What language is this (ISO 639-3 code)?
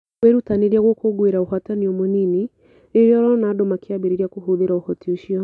kik